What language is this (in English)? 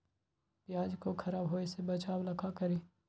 Magahi